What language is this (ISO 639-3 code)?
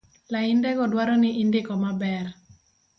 luo